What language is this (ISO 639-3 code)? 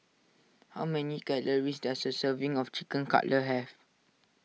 eng